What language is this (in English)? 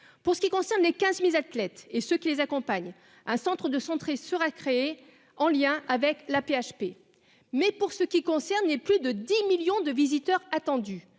French